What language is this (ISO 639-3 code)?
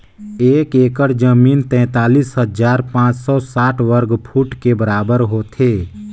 hne